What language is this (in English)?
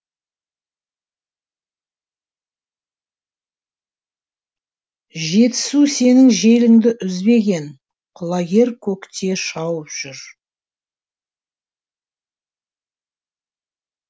Kazakh